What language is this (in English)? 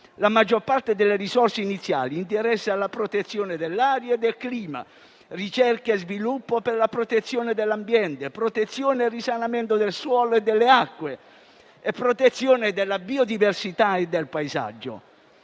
Italian